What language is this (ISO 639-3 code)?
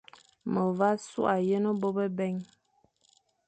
fan